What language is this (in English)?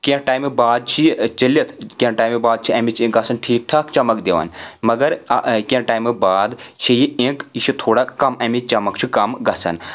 Kashmiri